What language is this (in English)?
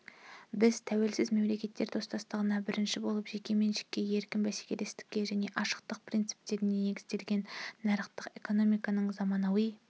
Kazakh